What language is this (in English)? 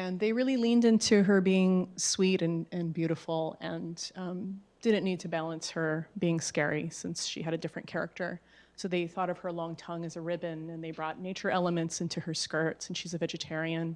English